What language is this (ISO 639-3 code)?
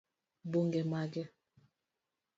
luo